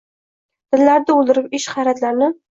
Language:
Uzbek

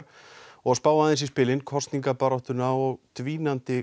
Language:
Icelandic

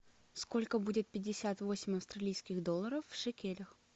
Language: Russian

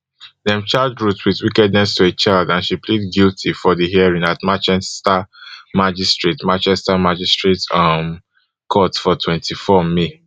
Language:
Nigerian Pidgin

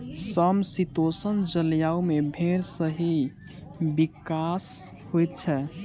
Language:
Maithili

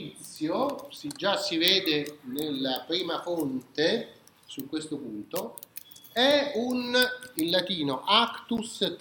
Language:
Italian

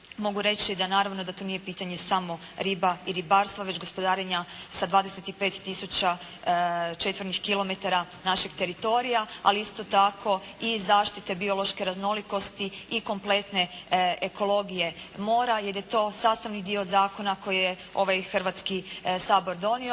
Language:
Croatian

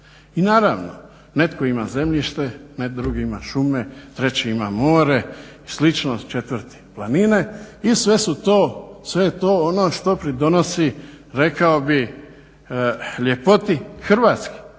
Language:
Croatian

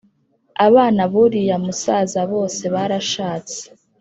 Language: Kinyarwanda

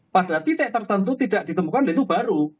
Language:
Indonesian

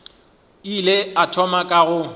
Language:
Northern Sotho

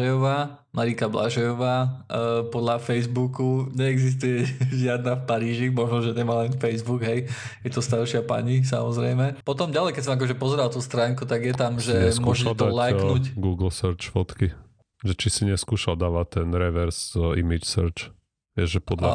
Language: Slovak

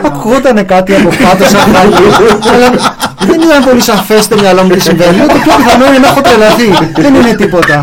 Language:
Greek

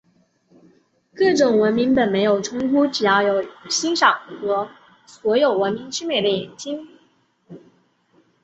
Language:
Chinese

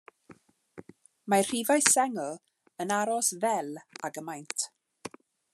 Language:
Welsh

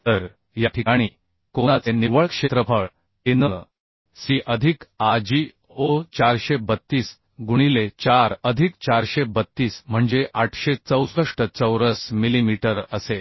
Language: Marathi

